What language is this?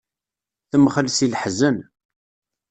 Kabyle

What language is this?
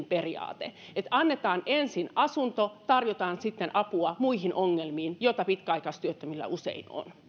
Finnish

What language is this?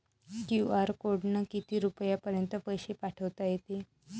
Marathi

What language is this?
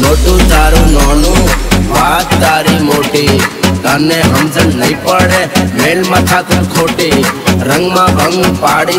Indonesian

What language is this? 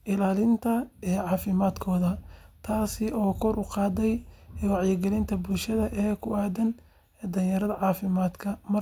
Somali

